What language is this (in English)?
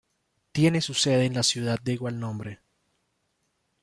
Spanish